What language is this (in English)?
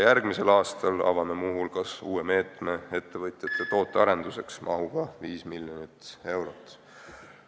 Estonian